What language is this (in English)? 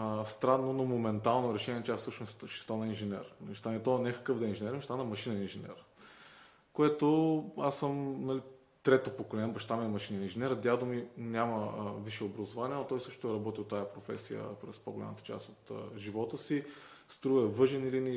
Bulgarian